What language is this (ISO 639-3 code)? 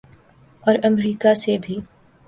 urd